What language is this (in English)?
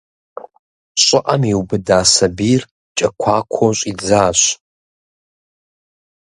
Kabardian